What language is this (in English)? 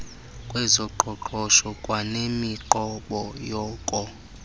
Xhosa